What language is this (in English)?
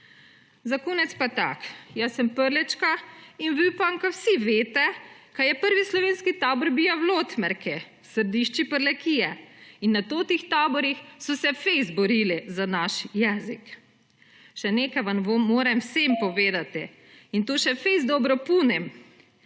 Slovenian